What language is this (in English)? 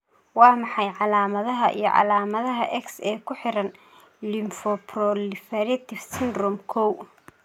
Somali